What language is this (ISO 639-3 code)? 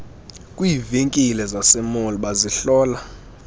xho